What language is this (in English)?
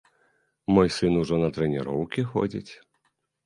Belarusian